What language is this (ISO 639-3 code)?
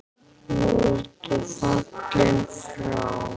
isl